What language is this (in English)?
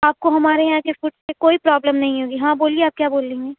Urdu